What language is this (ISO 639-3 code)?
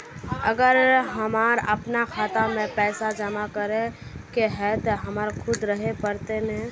mag